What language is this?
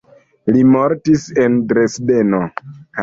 Esperanto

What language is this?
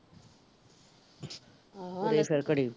Punjabi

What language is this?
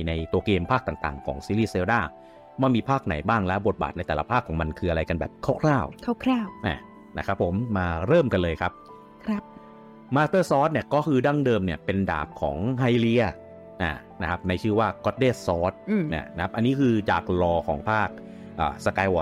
Thai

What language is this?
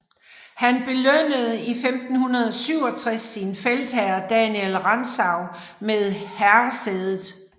Danish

